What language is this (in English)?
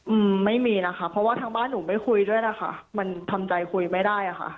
Thai